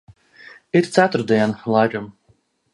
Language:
Latvian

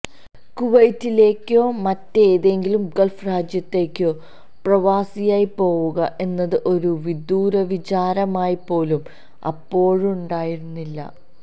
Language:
Malayalam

